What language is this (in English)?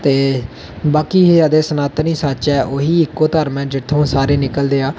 Dogri